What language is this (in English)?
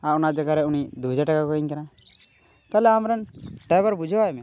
Santali